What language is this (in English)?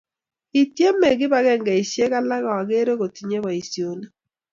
Kalenjin